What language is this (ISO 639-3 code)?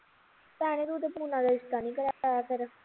pan